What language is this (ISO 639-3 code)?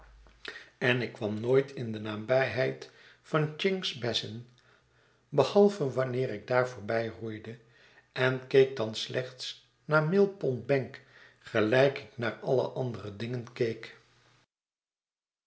nld